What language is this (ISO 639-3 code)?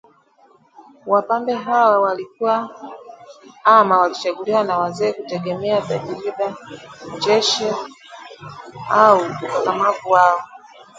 swa